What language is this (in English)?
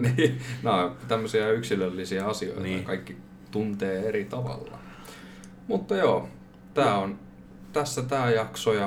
Finnish